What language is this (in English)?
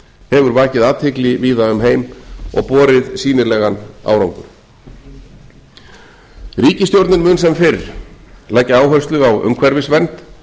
Icelandic